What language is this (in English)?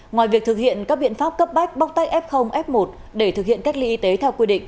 Vietnamese